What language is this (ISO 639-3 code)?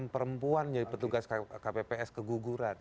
ind